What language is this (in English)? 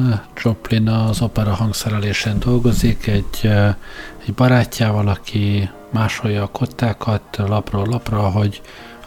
Hungarian